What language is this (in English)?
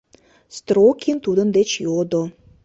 Mari